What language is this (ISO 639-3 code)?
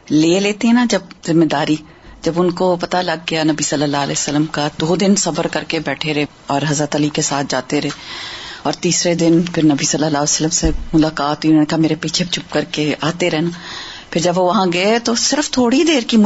urd